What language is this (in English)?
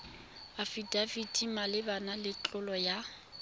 Tswana